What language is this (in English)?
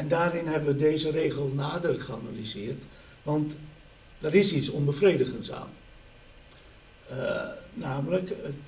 Dutch